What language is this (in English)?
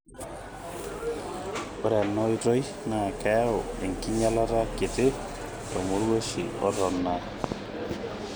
Masai